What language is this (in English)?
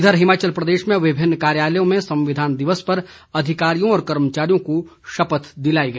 Hindi